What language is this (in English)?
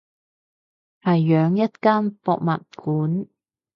Cantonese